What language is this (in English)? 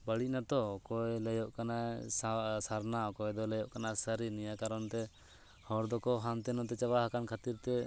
Santali